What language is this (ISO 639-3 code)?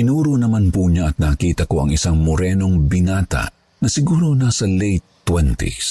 fil